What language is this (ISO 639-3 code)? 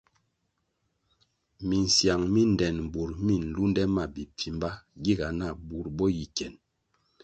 nmg